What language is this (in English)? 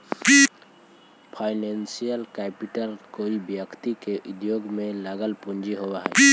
Magahi